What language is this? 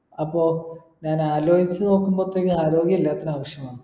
Malayalam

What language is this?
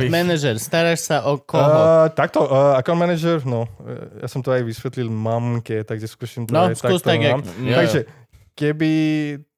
Slovak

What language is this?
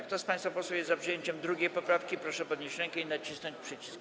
Polish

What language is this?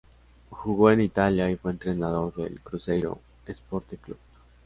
Spanish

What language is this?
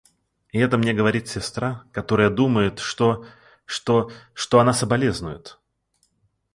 Russian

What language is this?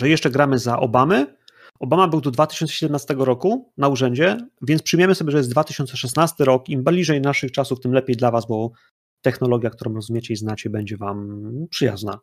Polish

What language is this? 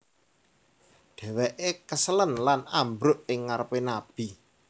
Javanese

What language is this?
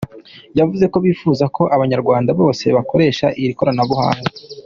Kinyarwanda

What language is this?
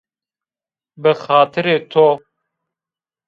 Zaza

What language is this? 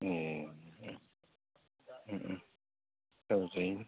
Bodo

